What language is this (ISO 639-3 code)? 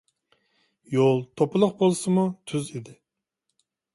uig